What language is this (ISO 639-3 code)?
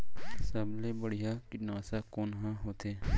hne